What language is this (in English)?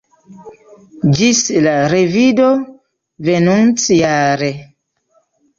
Esperanto